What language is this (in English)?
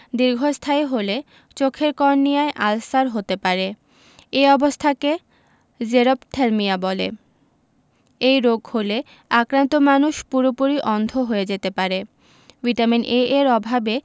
Bangla